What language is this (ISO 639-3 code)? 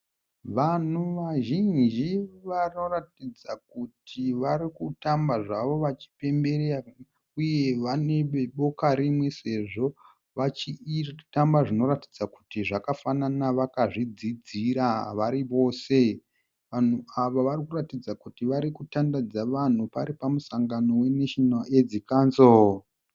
sna